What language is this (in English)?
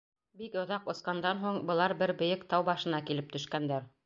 Bashkir